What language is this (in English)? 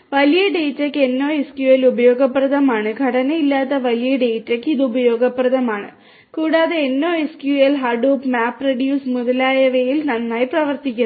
Malayalam